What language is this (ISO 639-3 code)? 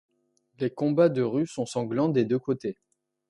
fra